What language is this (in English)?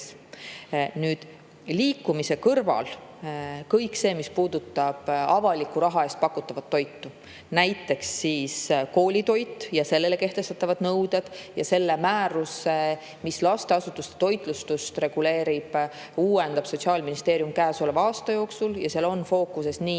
Estonian